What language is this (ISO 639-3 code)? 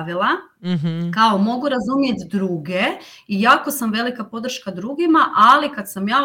hrv